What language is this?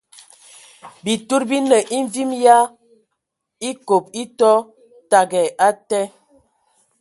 Ewondo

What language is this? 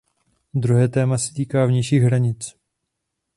Czech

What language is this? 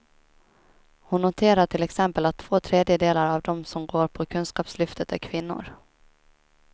Swedish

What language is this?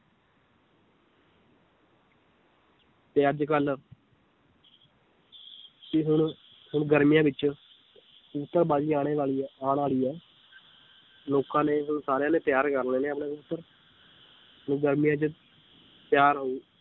Punjabi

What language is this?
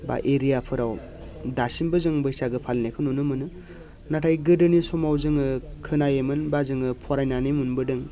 Bodo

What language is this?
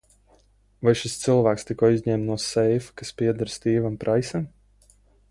Latvian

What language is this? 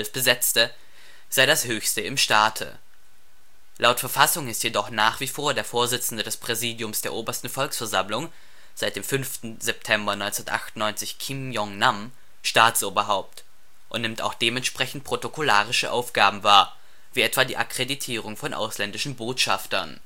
German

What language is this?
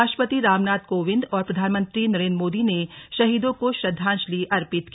Hindi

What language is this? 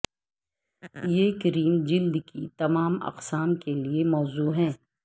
Urdu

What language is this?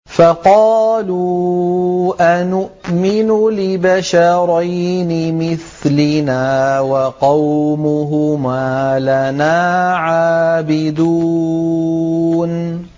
Arabic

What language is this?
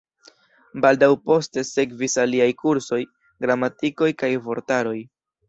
Esperanto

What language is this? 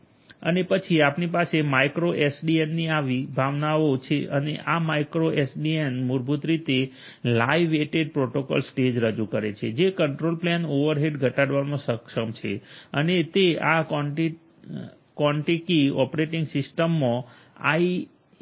Gujarati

